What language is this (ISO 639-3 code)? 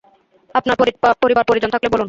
ben